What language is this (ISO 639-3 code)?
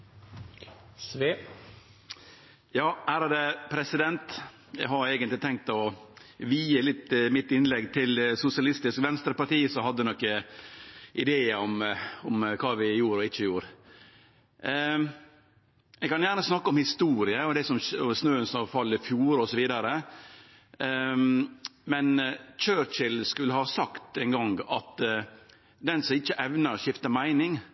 nor